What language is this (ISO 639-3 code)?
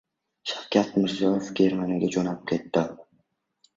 uzb